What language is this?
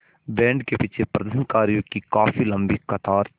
Hindi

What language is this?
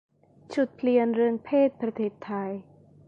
Thai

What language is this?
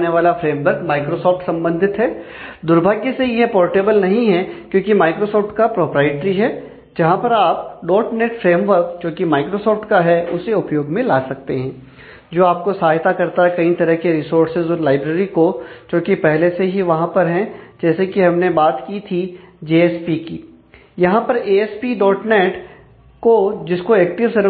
Hindi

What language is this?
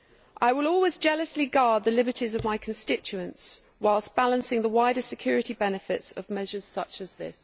English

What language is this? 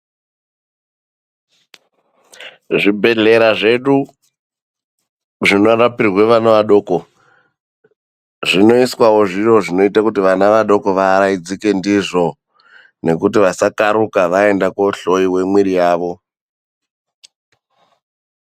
Ndau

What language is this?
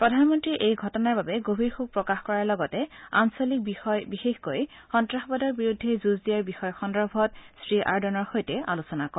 Assamese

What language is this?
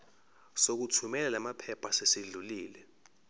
Zulu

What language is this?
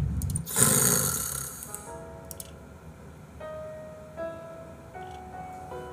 Korean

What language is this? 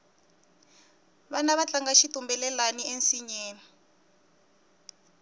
Tsonga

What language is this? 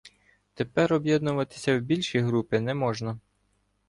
Ukrainian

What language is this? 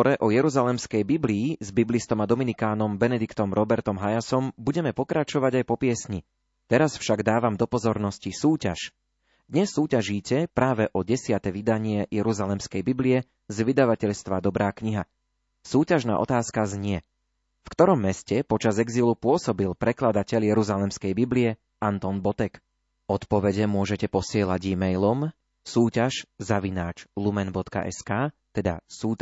Slovak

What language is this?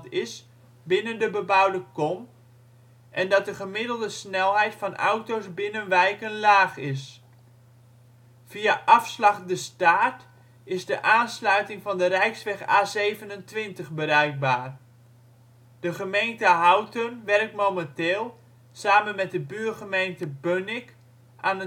Dutch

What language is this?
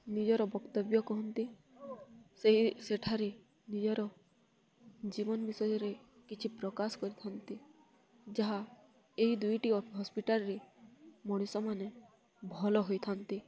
Odia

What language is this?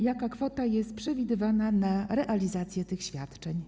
Polish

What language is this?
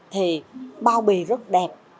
Vietnamese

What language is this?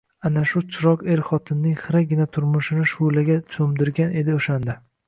Uzbek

